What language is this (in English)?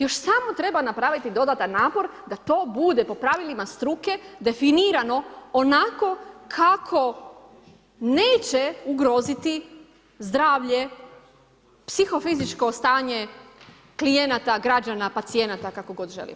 Croatian